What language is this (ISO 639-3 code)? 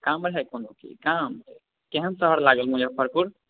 mai